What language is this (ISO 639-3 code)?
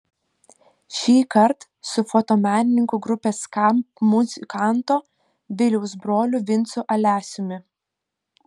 lit